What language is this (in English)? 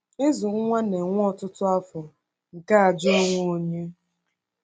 Igbo